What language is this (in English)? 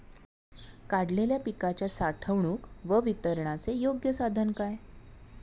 Marathi